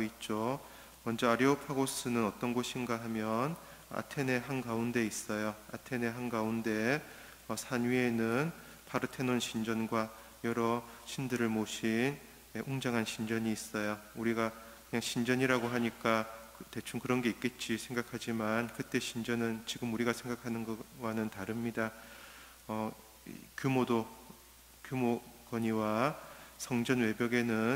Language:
Korean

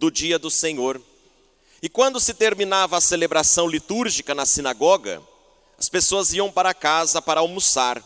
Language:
Portuguese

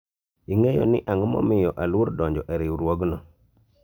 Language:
Luo (Kenya and Tanzania)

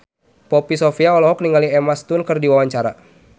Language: Sundanese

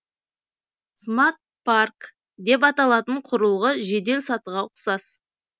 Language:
Kazakh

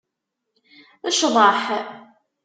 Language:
Kabyle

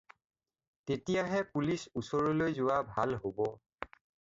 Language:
Assamese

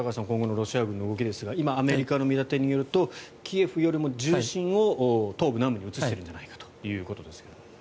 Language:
Japanese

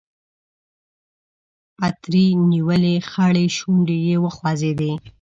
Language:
Pashto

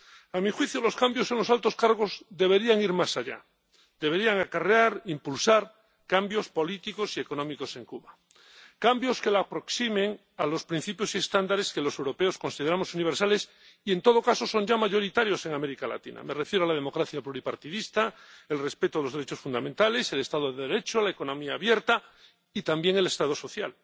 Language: Spanish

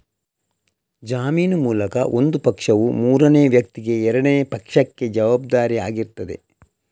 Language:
Kannada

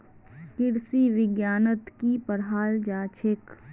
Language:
Magahi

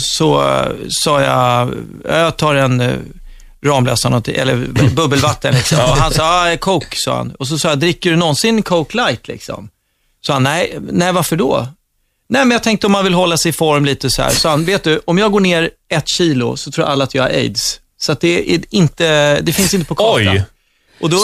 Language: Swedish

